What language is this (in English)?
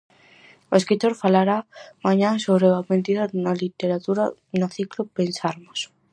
Galician